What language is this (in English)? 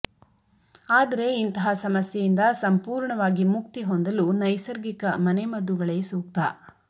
Kannada